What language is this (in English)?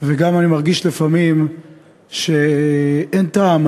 Hebrew